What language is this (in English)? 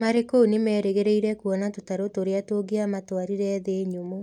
Kikuyu